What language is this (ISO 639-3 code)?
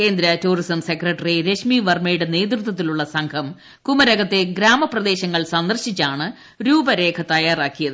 mal